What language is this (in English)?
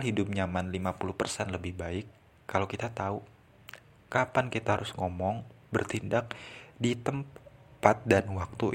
Indonesian